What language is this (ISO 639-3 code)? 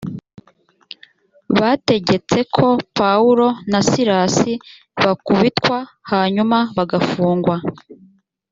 kin